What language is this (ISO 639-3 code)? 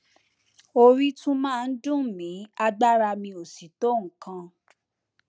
yor